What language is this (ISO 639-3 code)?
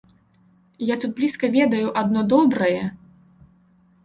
bel